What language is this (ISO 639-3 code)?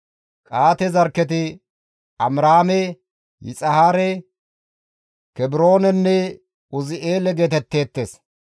gmv